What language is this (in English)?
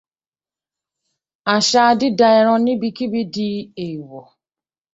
Yoruba